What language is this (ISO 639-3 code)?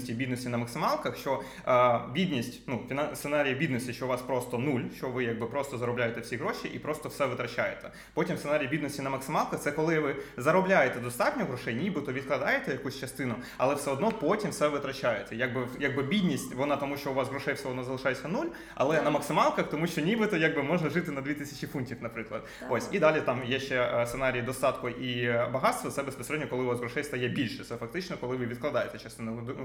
ukr